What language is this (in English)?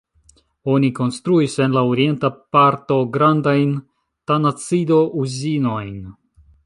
Esperanto